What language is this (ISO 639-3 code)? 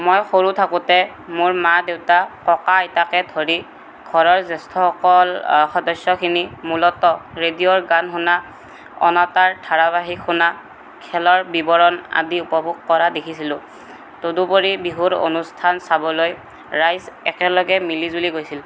asm